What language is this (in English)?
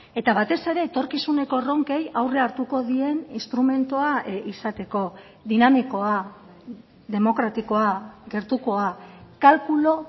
Basque